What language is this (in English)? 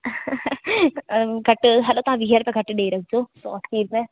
Sindhi